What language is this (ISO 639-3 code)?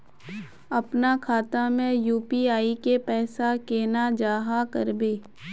mag